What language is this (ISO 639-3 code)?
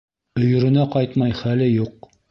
bak